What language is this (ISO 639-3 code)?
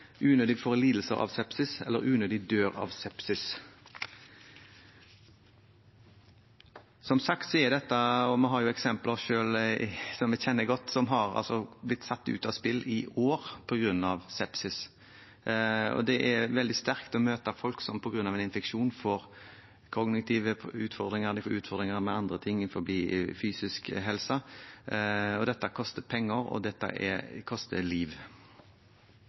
nob